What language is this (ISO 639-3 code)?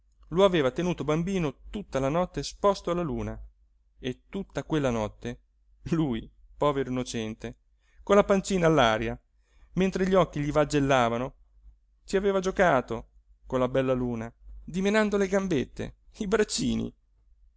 ita